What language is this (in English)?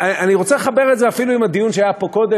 Hebrew